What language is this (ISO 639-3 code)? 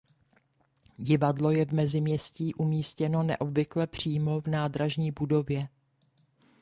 ces